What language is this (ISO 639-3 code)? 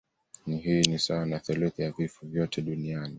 swa